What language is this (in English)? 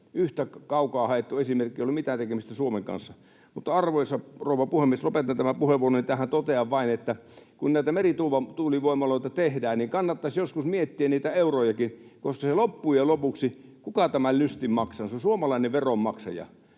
Finnish